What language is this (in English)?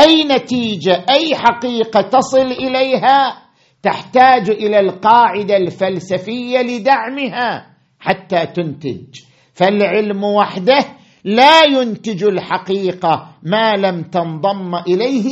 Arabic